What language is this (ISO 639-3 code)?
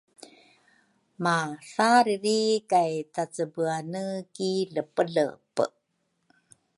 dru